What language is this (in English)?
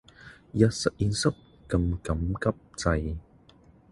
Cantonese